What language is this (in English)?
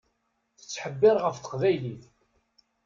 Kabyle